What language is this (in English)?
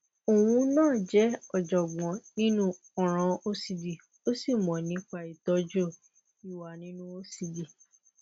Yoruba